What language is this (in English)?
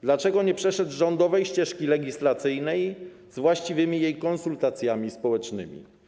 Polish